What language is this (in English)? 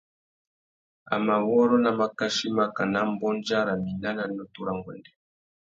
Tuki